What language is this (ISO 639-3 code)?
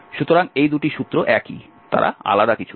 ben